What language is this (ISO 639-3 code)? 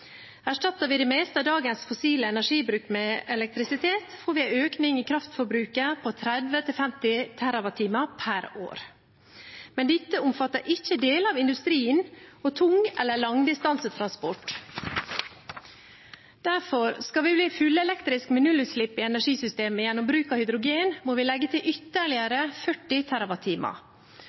nob